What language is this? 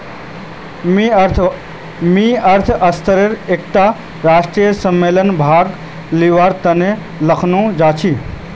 Magahi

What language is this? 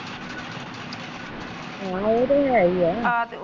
Punjabi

